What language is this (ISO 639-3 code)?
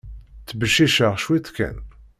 kab